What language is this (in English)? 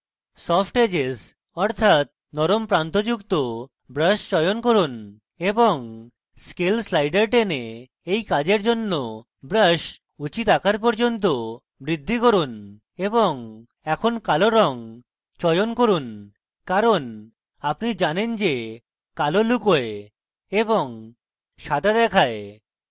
Bangla